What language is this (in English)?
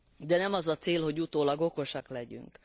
Hungarian